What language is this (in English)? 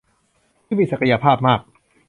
Thai